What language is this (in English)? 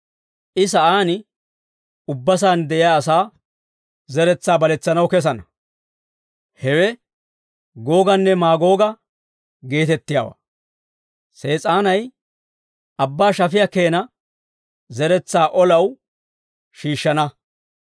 Dawro